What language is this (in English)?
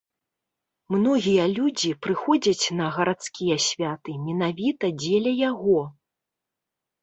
Belarusian